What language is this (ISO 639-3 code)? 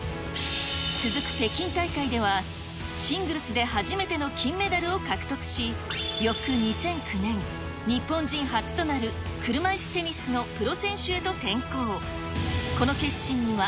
jpn